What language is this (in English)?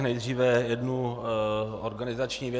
Czech